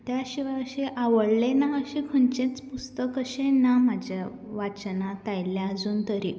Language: Konkani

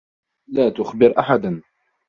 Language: Arabic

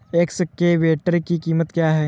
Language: Hindi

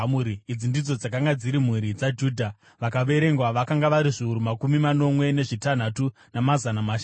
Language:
Shona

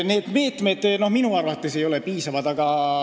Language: Estonian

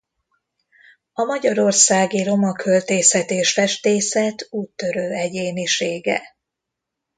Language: Hungarian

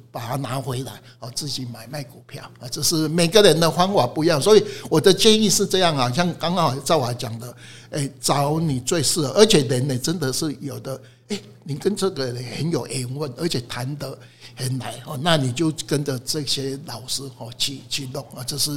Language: Chinese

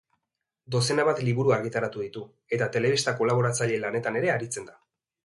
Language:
Basque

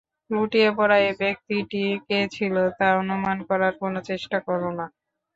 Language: Bangla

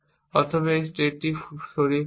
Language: Bangla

